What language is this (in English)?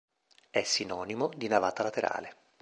Italian